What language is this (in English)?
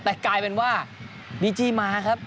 Thai